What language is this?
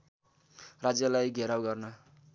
Nepali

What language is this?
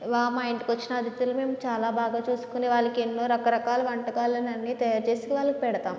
Telugu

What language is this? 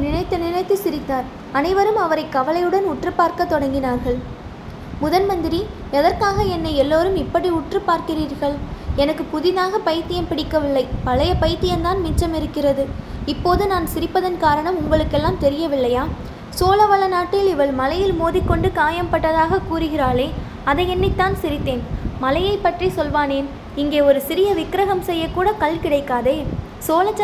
Tamil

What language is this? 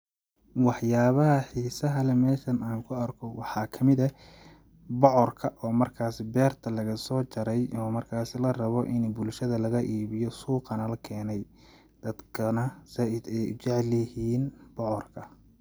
Somali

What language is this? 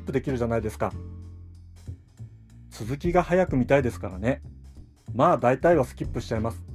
Japanese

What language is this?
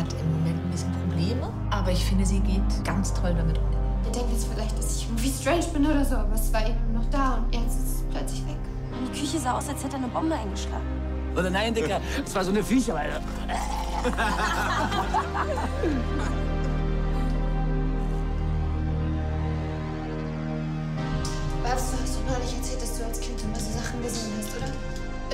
German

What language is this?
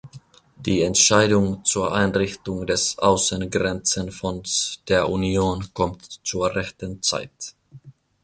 German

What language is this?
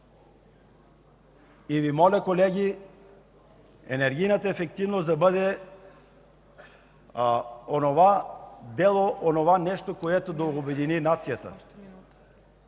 Bulgarian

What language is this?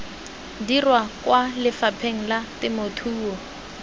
Tswana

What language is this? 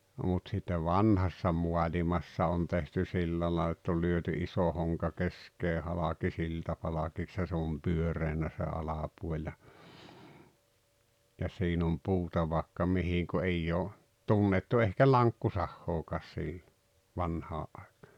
Finnish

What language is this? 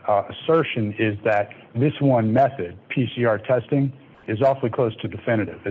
English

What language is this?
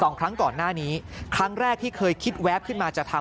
Thai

